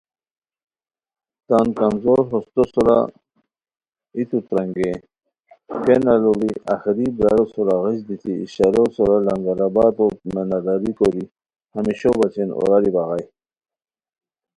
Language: Khowar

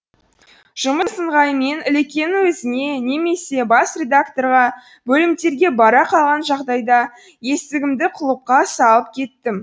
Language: Kazakh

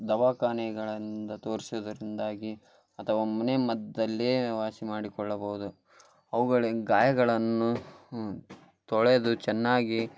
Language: Kannada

